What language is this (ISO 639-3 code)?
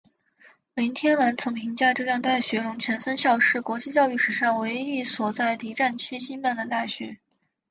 zho